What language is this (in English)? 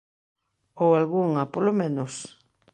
Galician